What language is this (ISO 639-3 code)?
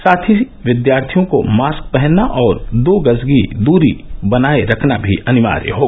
hin